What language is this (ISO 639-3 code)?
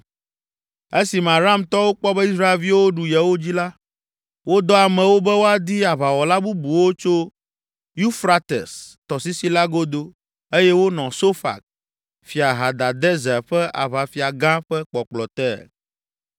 ewe